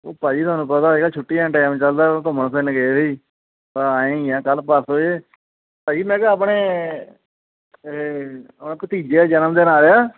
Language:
Punjabi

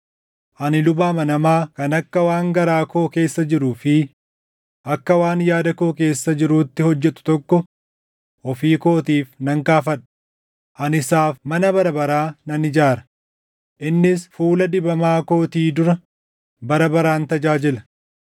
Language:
Oromo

